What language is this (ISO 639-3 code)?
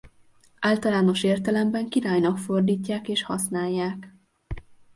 hun